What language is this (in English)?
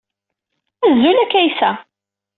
Kabyle